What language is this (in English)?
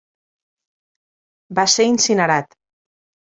Catalan